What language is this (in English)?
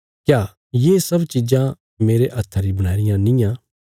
Bilaspuri